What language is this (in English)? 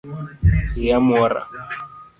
Luo (Kenya and Tanzania)